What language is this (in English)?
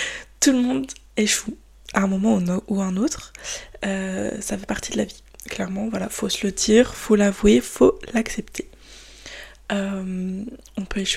French